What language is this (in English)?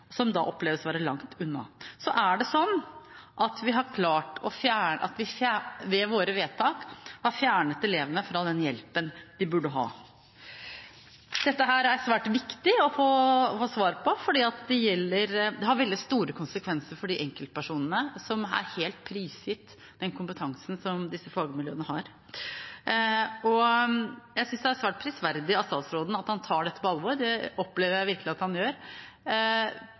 Norwegian Bokmål